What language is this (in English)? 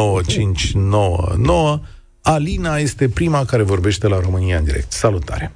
Romanian